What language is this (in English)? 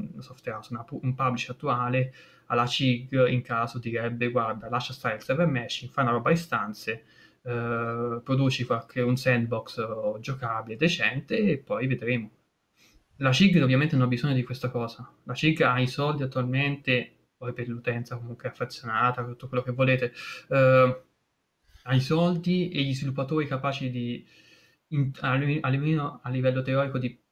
Italian